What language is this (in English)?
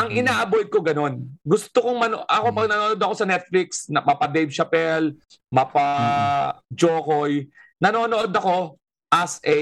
Filipino